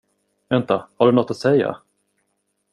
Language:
Swedish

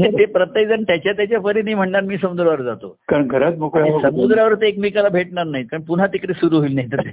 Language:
Marathi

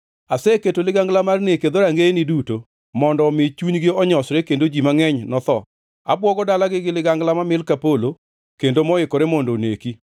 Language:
Luo (Kenya and Tanzania)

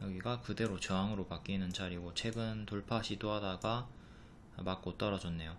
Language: Korean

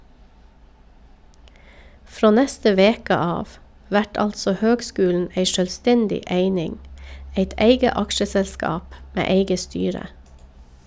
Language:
Norwegian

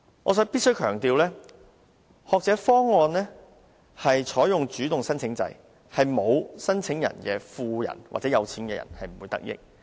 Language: Cantonese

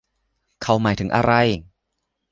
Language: Thai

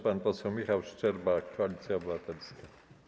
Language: Polish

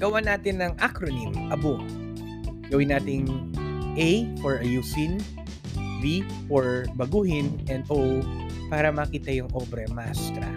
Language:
Filipino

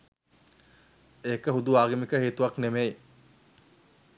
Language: Sinhala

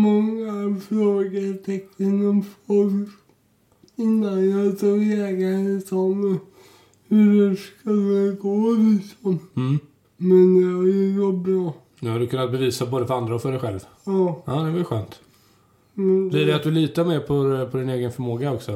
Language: Swedish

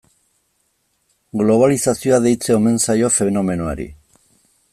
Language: Basque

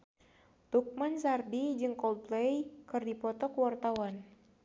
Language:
Sundanese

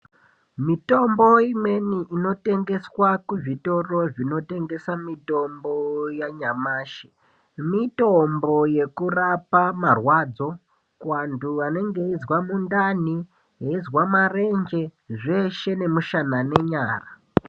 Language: Ndau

